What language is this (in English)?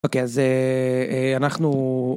Hebrew